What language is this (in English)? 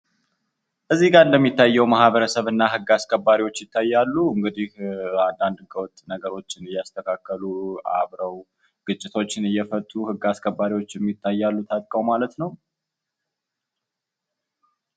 Amharic